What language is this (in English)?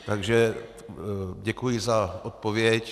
Czech